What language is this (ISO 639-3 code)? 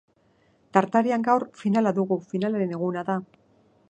eus